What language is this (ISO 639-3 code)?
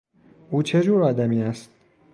fas